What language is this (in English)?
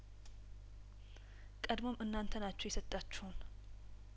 Amharic